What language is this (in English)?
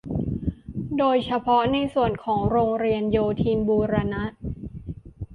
Thai